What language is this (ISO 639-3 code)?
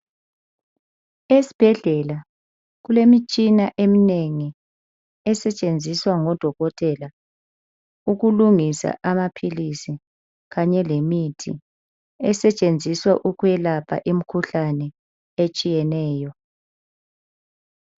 nde